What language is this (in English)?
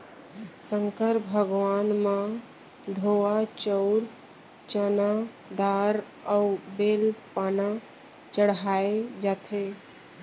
Chhattisgarhi